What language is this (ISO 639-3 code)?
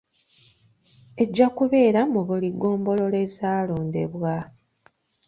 lug